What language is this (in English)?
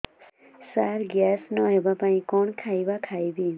Odia